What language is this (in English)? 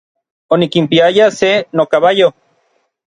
Orizaba Nahuatl